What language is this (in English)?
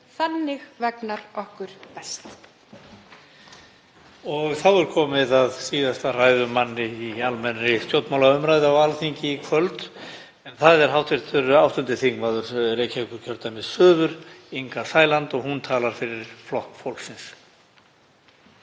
Icelandic